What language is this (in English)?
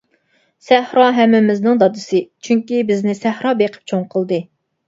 Uyghur